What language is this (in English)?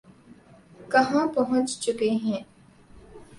Urdu